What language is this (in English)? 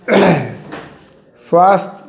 Maithili